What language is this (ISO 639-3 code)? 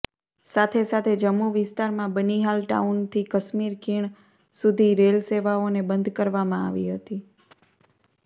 guj